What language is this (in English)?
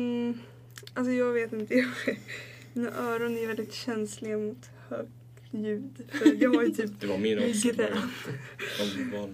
Swedish